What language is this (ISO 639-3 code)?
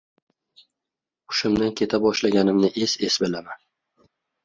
uzb